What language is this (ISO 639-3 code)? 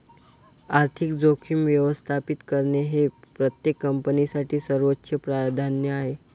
mar